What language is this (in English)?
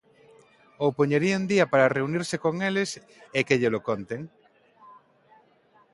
Galician